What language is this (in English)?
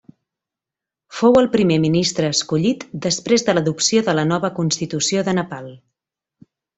Catalan